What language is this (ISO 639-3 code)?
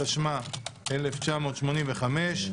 heb